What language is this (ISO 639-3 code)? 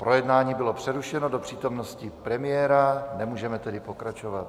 ces